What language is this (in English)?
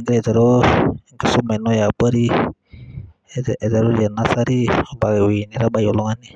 Masai